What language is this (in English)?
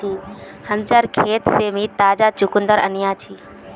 Magahi